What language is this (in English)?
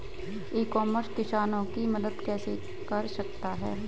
Hindi